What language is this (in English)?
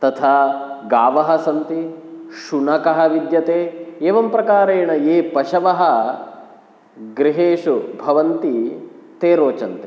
Sanskrit